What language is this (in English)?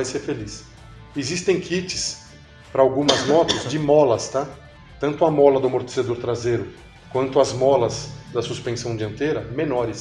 Portuguese